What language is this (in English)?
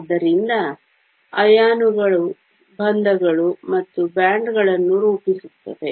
Kannada